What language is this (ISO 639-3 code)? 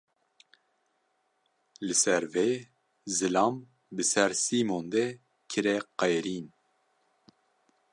kur